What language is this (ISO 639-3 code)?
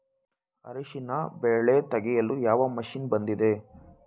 kan